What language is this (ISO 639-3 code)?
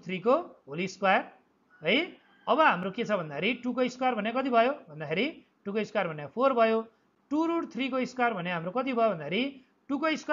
eng